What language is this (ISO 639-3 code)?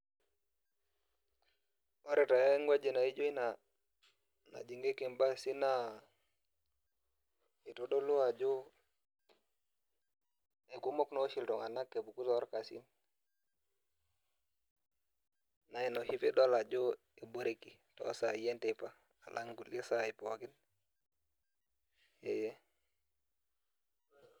mas